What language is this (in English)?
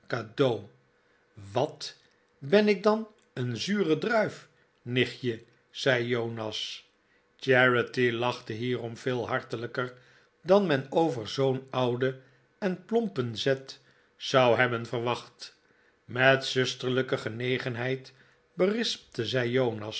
Dutch